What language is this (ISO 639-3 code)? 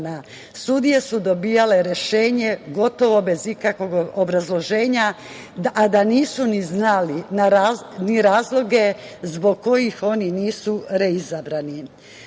srp